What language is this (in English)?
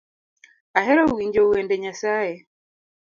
Luo (Kenya and Tanzania)